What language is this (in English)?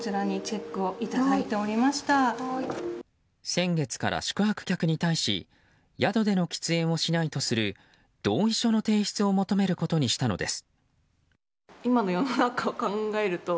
Japanese